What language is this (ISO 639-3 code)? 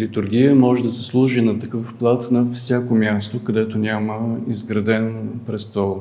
bul